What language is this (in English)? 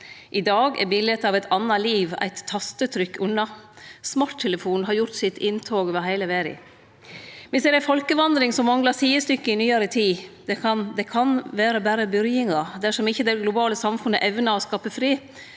Norwegian